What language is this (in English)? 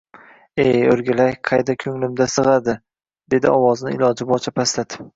Uzbek